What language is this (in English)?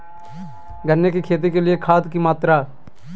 Magahi